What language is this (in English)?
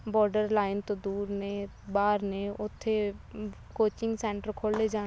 Punjabi